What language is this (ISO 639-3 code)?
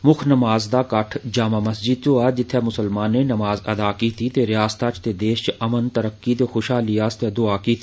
doi